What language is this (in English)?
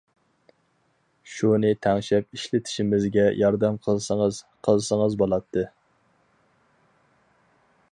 Uyghur